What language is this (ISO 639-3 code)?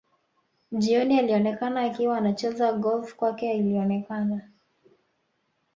swa